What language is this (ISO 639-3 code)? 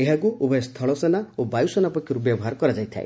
ori